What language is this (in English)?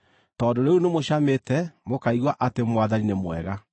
Kikuyu